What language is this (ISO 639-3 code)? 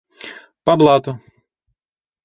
bak